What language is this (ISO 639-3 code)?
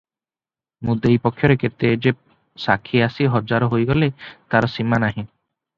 ori